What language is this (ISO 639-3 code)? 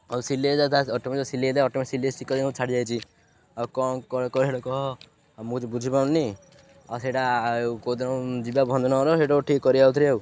ori